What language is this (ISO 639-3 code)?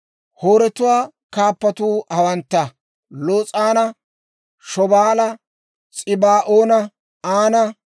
dwr